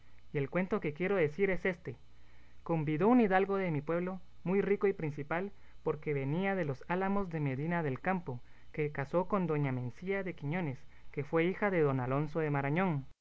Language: Spanish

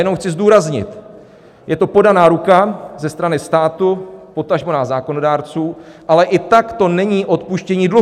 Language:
Czech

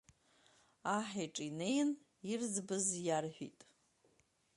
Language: Abkhazian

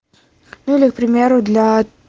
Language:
Russian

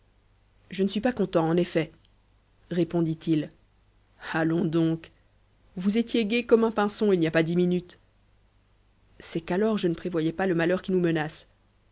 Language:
French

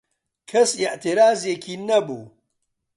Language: Central Kurdish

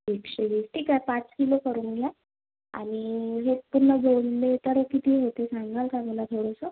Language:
Marathi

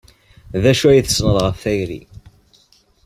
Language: Kabyle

